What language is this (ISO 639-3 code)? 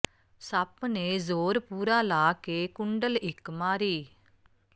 pan